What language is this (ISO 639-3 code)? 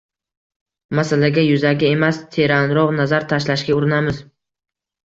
uzb